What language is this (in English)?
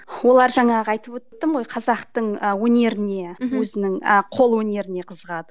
Kazakh